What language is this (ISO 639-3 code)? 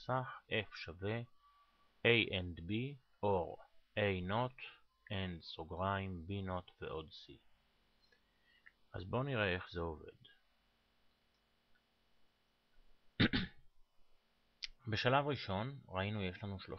heb